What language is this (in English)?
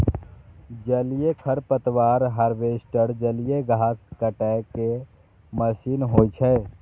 Maithili